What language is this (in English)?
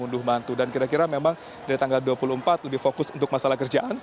Indonesian